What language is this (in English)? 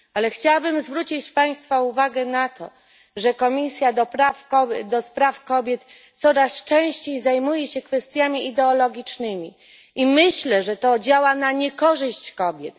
Polish